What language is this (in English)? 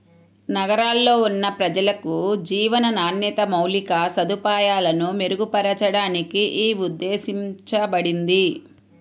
Telugu